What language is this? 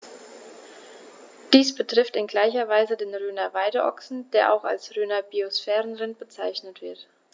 German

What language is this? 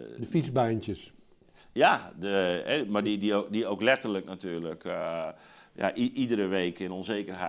Dutch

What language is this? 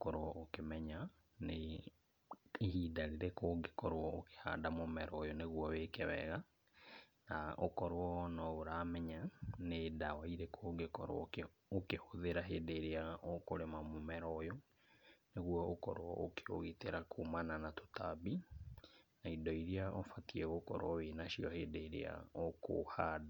Kikuyu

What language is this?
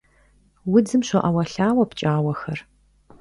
Kabardian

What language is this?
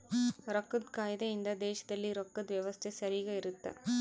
Kannada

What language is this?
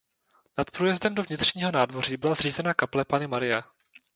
Czech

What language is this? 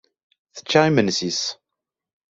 Kabyle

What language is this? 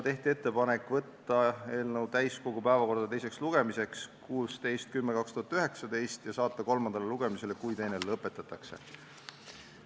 Estonian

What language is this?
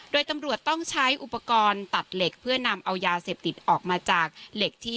Thai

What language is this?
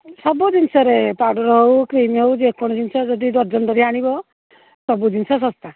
Odia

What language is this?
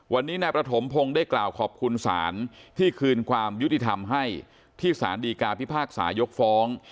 Thai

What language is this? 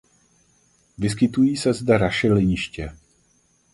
Czech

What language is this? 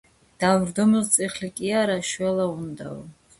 Georgian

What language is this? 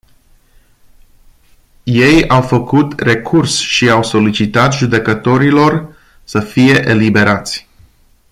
Romanian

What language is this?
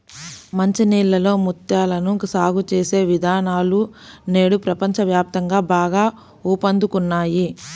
Telugu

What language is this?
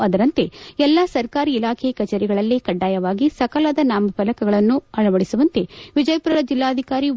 Kannada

